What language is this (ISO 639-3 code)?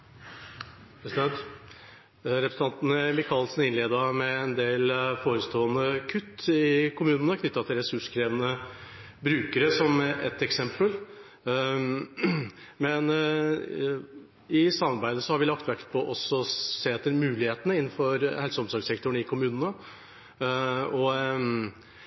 nor